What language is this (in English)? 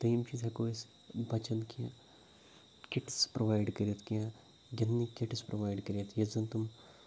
Kashmiri